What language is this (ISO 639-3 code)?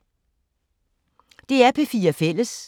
dan